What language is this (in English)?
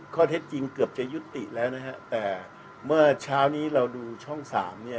Thai